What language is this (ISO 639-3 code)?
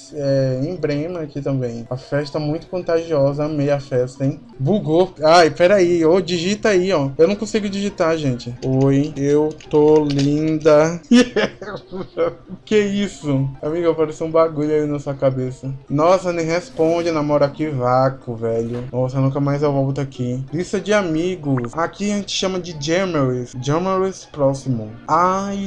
por